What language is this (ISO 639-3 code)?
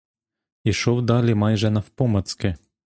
ukr